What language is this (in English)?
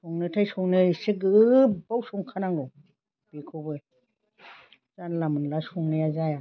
Bodo